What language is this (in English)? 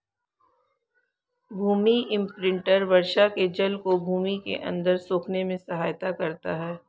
Hindi